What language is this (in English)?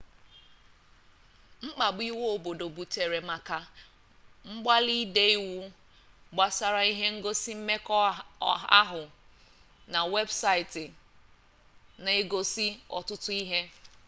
Igbo